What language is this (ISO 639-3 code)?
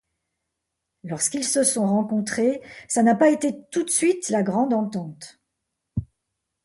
fra